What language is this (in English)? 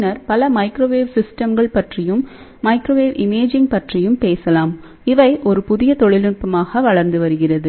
Tamil